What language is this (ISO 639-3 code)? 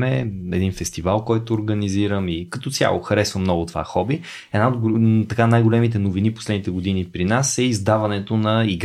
bul